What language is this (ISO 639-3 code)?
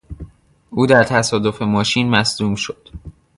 fas